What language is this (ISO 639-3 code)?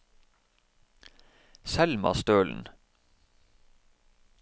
nor